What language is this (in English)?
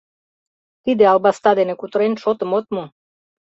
Mari